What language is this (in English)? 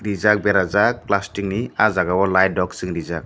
Kok Borok